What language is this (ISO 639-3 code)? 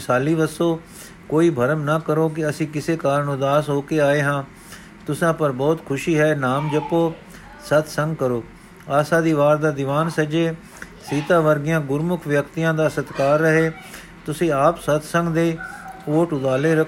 pan